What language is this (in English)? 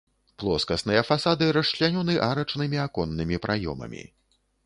Belarusian